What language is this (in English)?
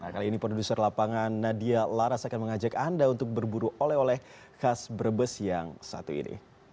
Indonesian